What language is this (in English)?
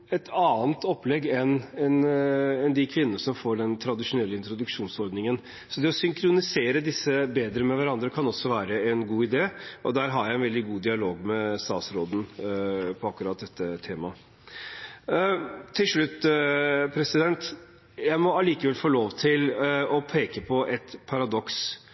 Norwegian Bokmål